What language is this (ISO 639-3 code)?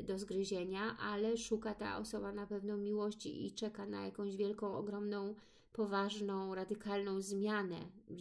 pol